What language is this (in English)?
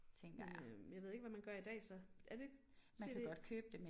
Danish